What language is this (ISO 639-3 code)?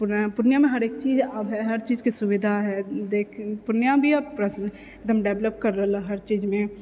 mai